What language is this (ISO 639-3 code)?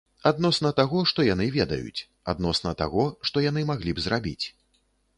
bel